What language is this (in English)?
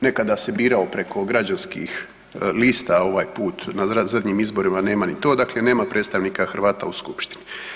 Croatian